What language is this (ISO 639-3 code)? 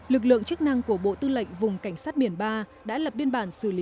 vie